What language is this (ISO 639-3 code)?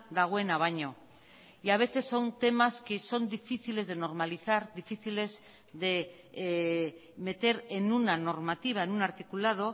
spa